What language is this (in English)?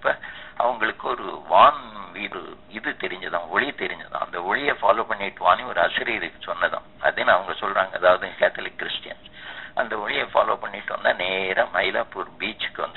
Tamil